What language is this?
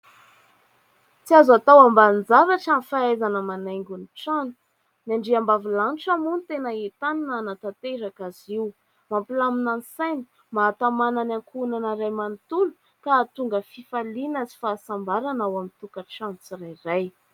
Malagasy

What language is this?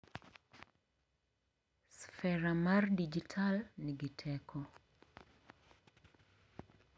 Luo (Kenya and Tanzania)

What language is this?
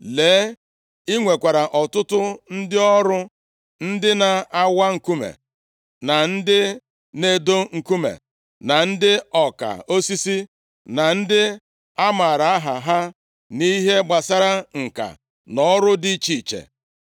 Igbo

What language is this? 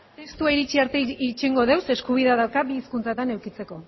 Basque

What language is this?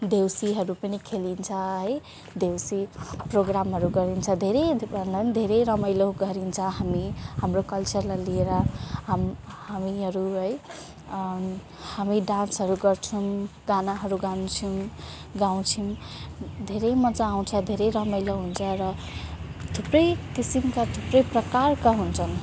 Nepali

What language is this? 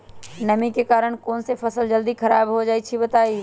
Magahi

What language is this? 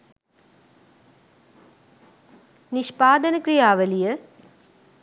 Sinhala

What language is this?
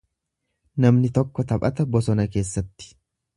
Oromo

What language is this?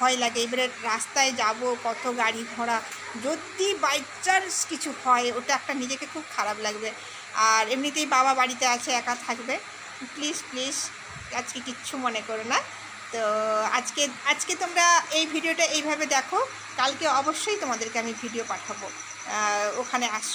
Bangla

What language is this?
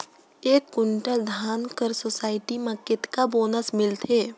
Chhattisgarhi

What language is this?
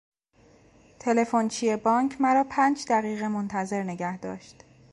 Persian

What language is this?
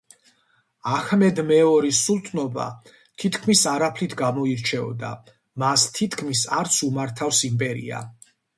Georgian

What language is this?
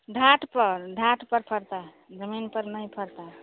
Hindi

